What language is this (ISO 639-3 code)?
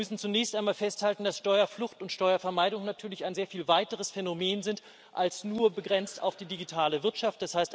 deu